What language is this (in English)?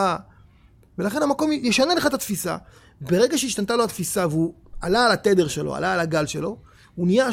Hebrew